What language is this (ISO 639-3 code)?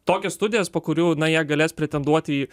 lit